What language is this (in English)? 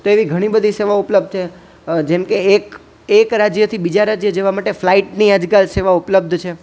Gujarati